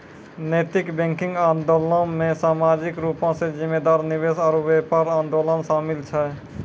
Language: Maithili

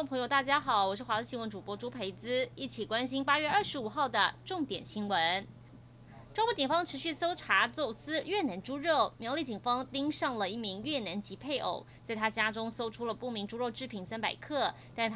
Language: Chinese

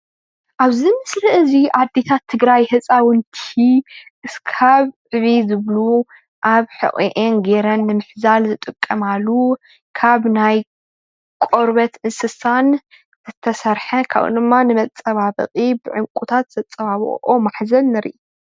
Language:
Tigrinya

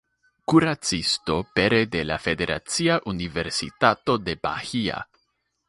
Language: Esperanto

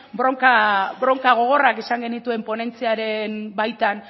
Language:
Basque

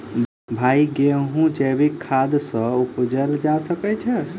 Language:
Maithili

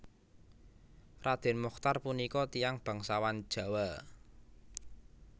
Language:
Javanese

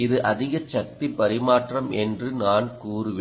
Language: Tamil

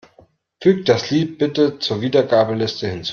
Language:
German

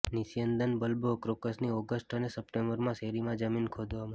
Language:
Gujarati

